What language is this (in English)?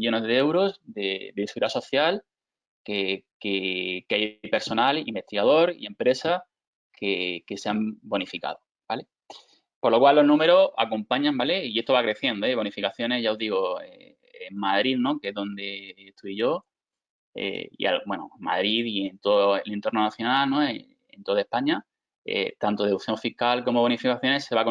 Spanish